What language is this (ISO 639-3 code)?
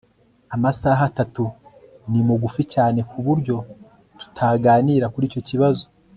kin